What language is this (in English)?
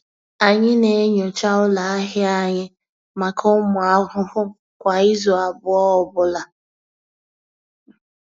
Igbo